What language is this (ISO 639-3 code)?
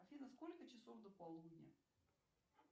rus